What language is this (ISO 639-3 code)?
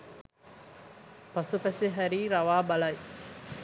sin